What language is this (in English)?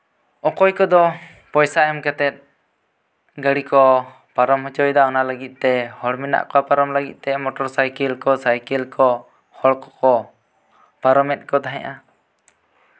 Santali